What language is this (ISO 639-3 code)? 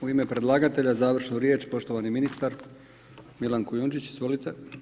hrv